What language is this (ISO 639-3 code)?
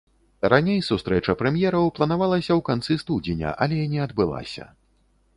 bel